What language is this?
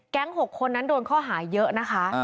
Thai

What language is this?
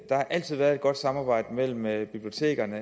Danish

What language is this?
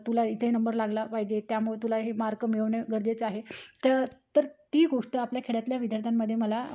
Marathi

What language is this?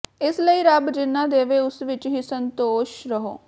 Punjabi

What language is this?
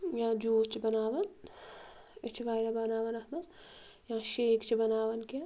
Kashmiri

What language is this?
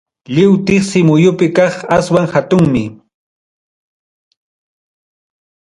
Ayacucho Quechua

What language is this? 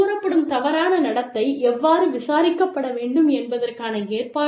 Tamil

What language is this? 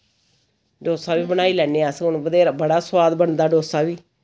Dogri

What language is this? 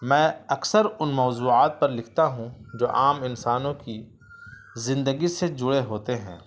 Urdu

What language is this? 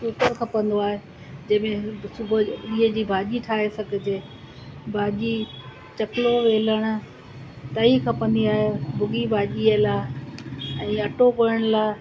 Sindhi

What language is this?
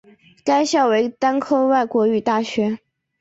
Chinese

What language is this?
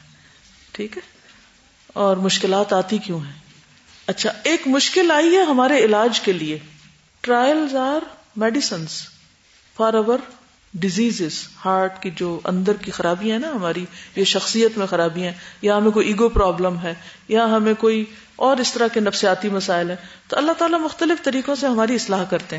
Urdu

